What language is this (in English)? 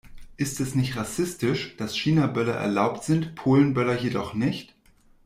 German